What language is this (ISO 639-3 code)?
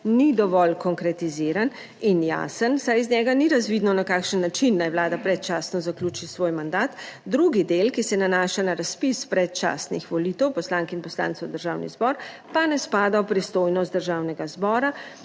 slv